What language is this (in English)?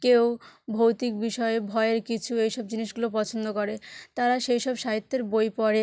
Bangla